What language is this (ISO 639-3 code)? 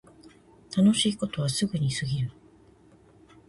jpn